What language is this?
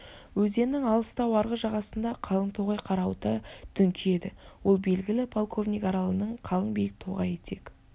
Kazakh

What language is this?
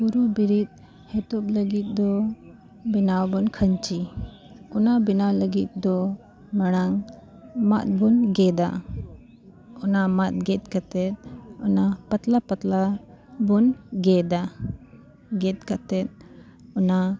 Santali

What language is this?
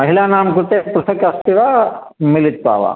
Sanskrit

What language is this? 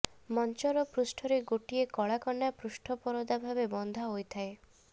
Odia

